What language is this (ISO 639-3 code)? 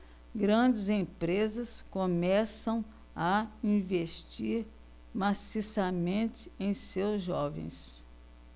por